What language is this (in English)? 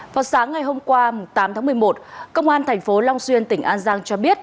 Vietnamese